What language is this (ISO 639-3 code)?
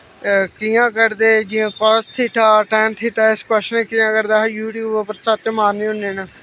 doi